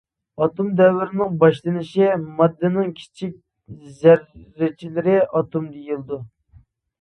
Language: Uyghur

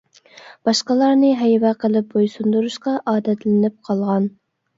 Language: Uyghur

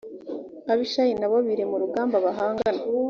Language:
Kinyarwanda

